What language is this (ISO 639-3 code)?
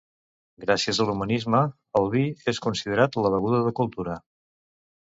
cat